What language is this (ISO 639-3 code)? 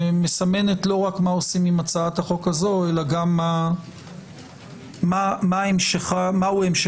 heb